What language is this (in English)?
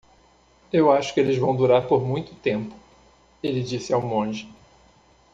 Portuguese